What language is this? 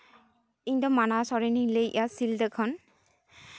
Santali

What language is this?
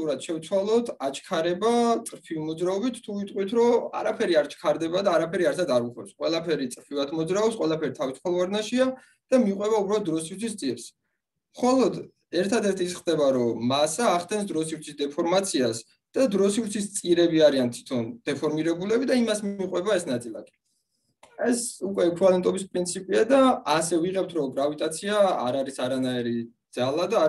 Romanian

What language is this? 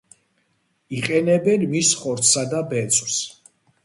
Georgian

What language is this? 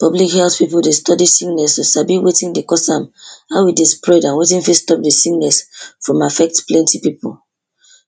Nigerian Pidgin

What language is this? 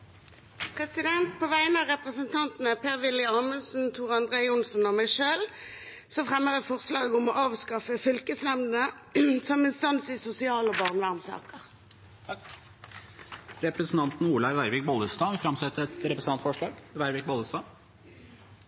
Norwegian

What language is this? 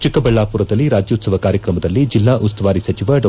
Kannada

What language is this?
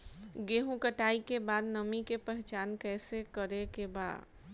Bhojpuri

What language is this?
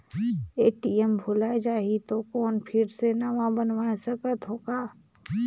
Chhattisgarhi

